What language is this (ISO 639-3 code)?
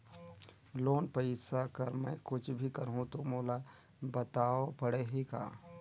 hne